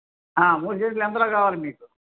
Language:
Telugu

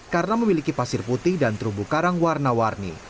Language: Indonesian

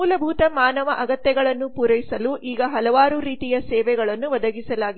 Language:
Kannada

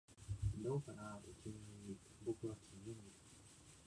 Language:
Japanese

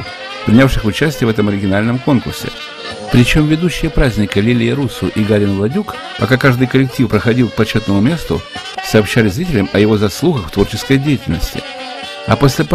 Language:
Russian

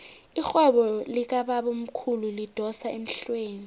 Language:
South Ndebele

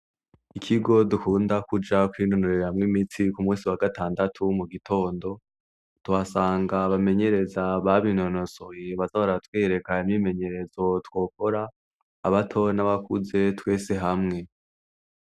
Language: Rundi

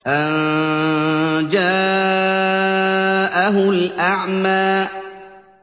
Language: Arabic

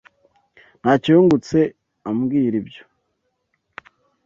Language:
Kinyarwanda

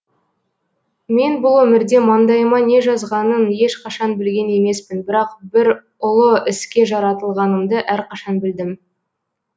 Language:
Kazakh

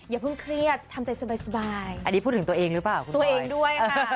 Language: Thai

